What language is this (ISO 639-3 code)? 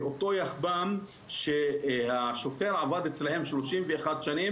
heb